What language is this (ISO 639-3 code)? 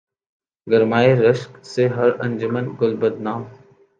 urd